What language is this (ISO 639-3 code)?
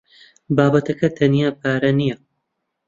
ckb